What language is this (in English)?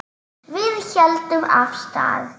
Icelandic